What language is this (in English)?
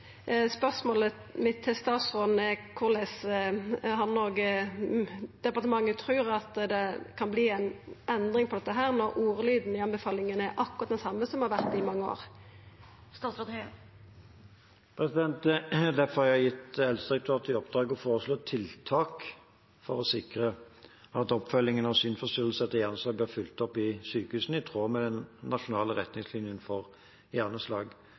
Norwegian